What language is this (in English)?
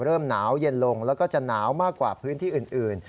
Thai